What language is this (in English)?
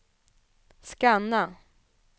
Swedish